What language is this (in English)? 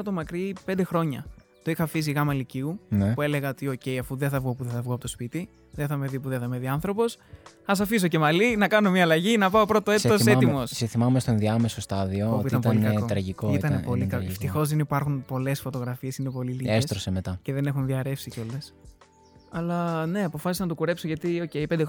Greek